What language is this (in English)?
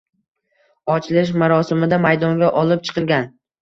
Uzbek